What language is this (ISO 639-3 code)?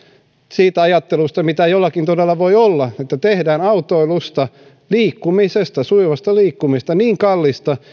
fin